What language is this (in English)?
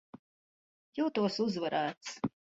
Latvian